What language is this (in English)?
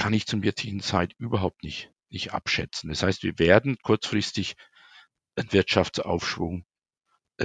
German